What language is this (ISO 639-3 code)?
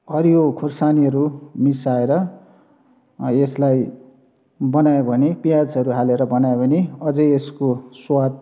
nep